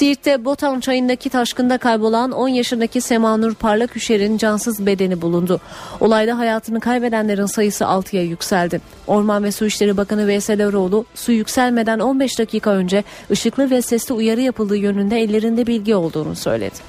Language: Turkish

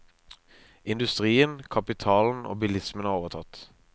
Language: Norwegian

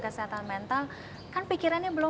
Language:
Indonesian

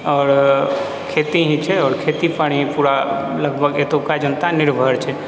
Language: Maithili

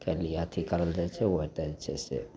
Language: Maithili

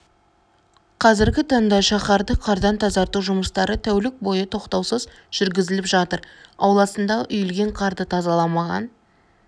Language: Kazakh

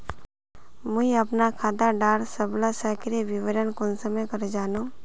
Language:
Magahi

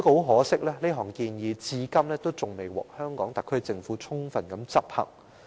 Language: Cantonese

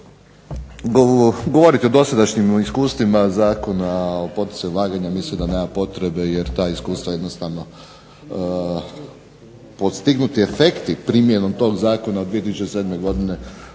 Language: Croatian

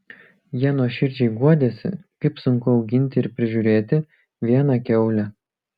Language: Lithuanian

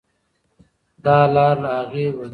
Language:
Pashto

